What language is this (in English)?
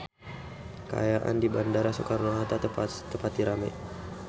Sundanese